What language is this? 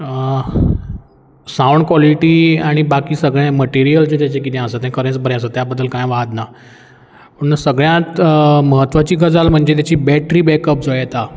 Konkani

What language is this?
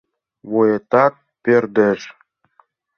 Mari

